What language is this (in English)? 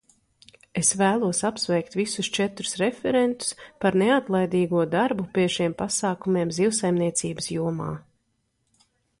Latvian